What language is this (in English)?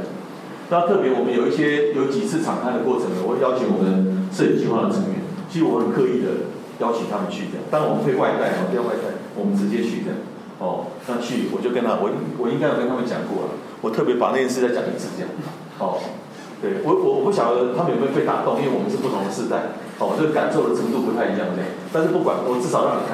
Chinese